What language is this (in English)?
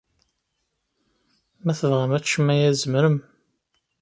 Kabyle